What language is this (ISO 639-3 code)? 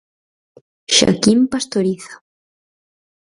glg